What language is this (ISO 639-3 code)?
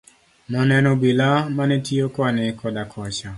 luo